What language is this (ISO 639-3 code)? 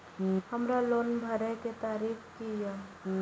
mai